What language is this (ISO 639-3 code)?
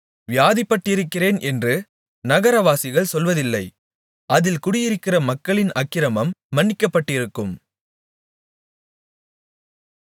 tam